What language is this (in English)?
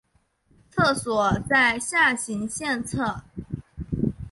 Chinese